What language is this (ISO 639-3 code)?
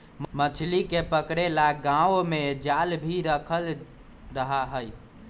mag